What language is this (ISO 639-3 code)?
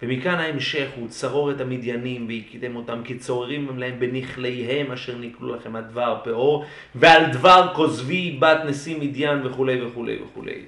heb